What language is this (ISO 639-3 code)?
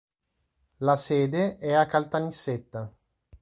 ita